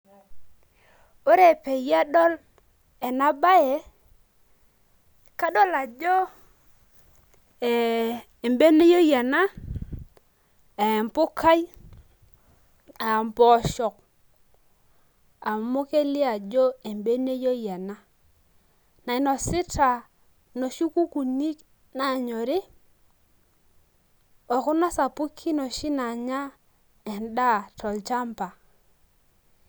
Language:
Masai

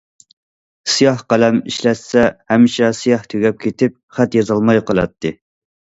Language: Uyghur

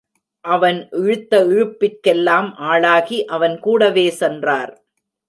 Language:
Tamil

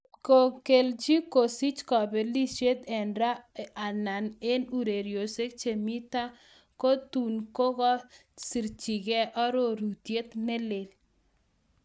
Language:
Kalenjin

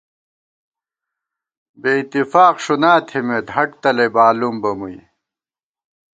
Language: Gawar-Bati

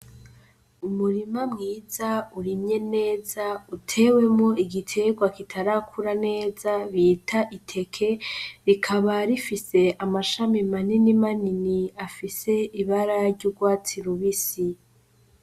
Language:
Rundi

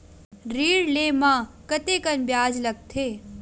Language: Chhattisgarhi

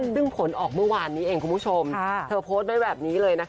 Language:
Thai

